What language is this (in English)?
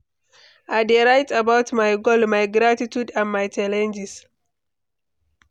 Nigerian Pidgin